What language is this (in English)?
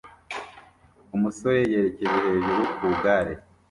Kinyarwanda